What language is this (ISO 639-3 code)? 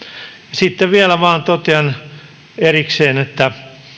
fin